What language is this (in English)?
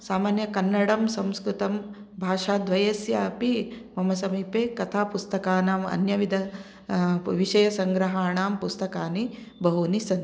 Sanskrit